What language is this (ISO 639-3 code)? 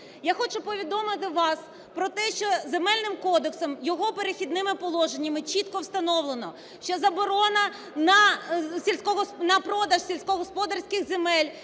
ukr